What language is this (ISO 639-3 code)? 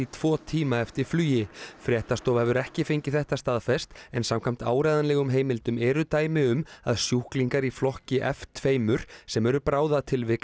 isl